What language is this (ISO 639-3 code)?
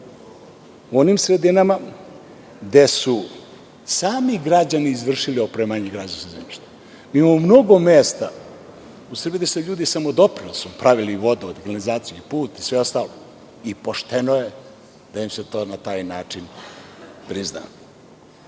srp